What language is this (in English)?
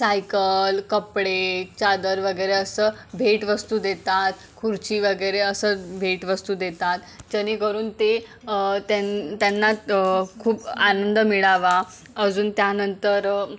Marathi